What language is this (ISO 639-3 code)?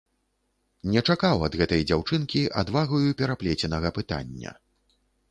bel